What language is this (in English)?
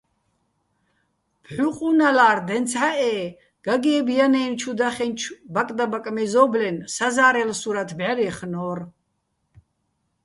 Bats